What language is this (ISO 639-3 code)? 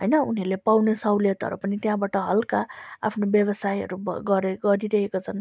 nep